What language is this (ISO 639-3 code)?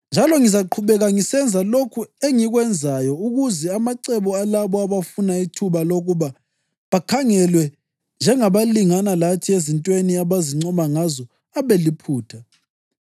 nde